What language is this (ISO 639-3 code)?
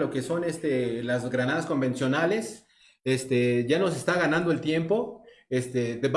spa